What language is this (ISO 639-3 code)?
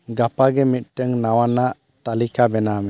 sat